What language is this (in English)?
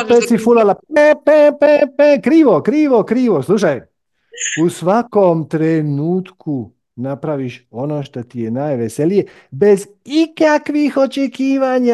Croatian